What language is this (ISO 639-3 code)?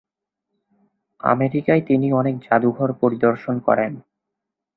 ben